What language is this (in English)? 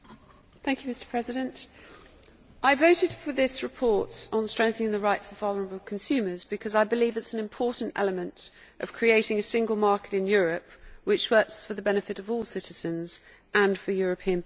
English